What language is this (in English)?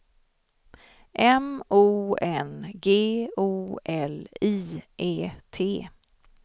Swedish